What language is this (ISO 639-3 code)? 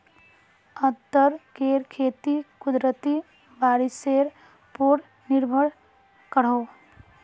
mag